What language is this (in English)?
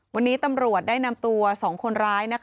Thai